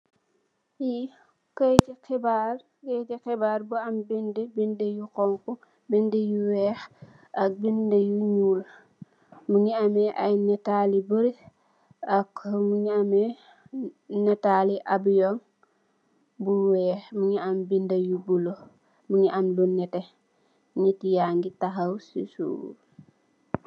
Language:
Wolof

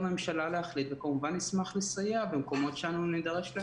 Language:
Hebrew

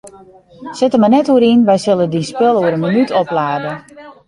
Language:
Western Frisian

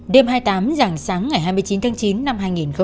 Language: Vietnamese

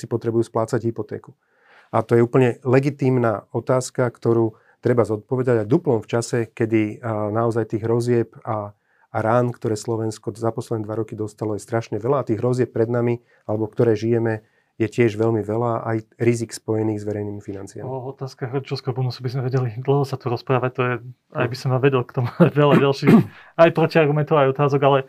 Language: Slovak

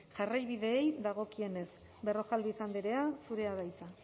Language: Basque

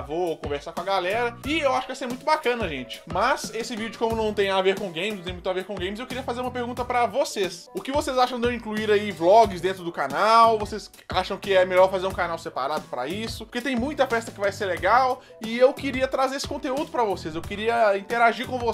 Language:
Portuguese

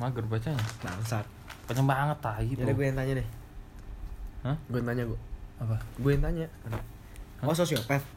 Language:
Indonesian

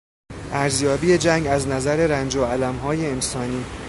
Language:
Persian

